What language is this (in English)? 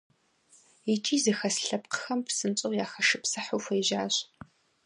Kabardian